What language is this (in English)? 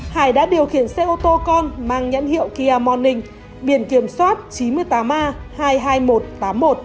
Vietnamese